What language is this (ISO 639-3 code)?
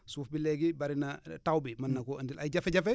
wol